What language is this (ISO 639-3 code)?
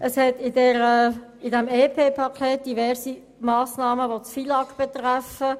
gsw